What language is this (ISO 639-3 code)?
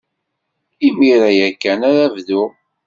kab